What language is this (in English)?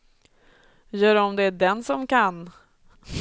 Swedish